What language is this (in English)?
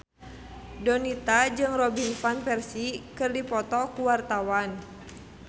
Sundanese